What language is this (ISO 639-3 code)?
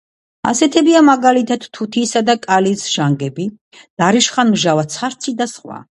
kat